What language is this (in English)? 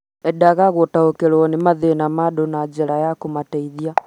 Kikuyu